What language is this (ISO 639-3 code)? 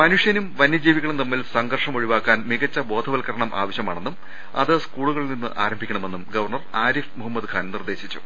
mal